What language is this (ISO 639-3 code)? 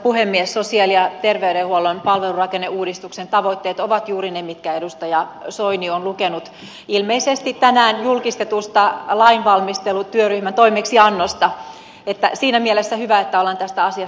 fin